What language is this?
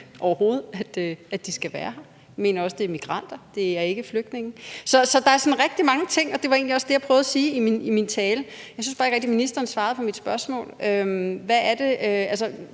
Danish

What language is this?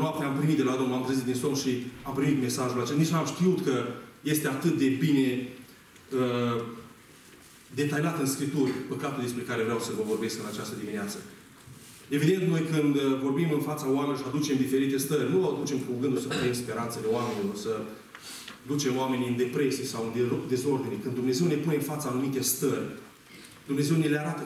Romanian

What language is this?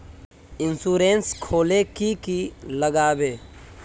Magahi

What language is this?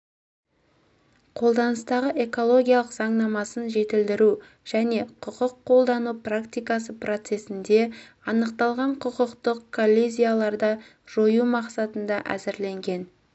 Kazakh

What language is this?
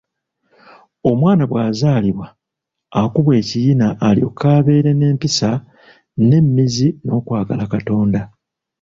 Ganda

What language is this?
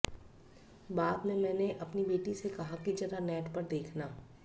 Hindi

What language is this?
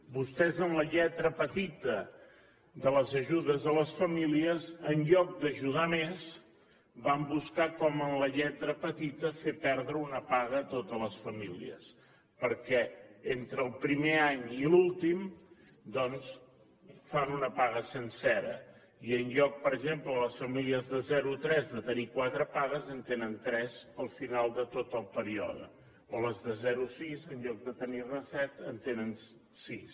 Catalan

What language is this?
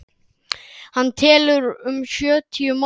Icelandic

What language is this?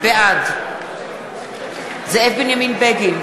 Hebrew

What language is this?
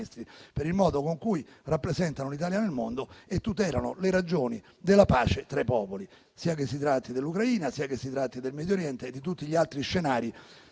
Italian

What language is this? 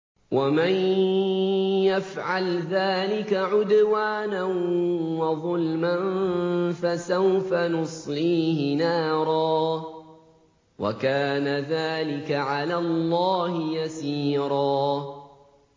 Arabic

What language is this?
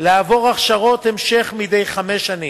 Hebrew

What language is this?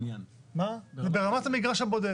Hebrew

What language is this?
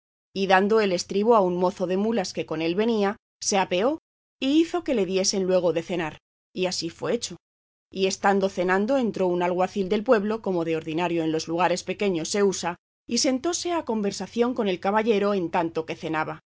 Spanish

